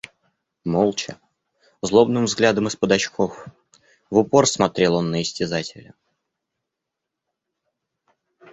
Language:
Russian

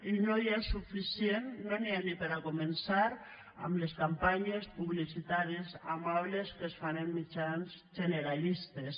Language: Catalan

